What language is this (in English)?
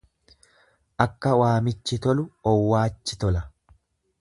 Oromo